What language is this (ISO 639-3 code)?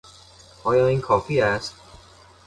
fas